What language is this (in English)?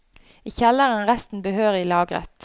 Norwegian